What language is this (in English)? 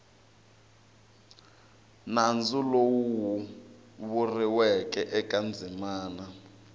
Tsonga